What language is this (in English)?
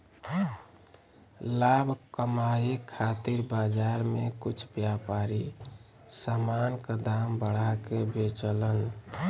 Bhojpuri